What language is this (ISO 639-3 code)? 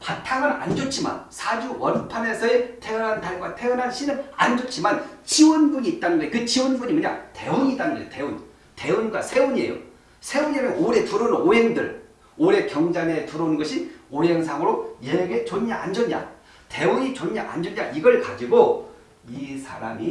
kor